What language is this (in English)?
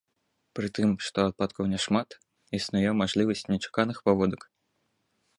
Belarusian